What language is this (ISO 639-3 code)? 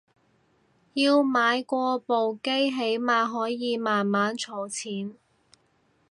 yue